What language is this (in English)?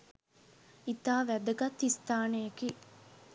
Sinhala